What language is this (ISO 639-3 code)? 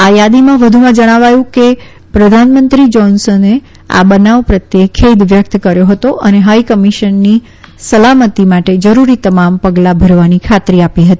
guj